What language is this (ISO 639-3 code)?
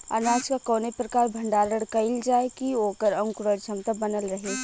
bho